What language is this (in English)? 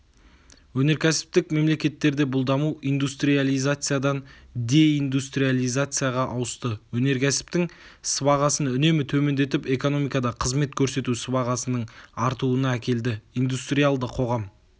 Kazakh